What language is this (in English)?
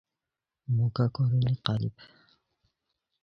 Khowar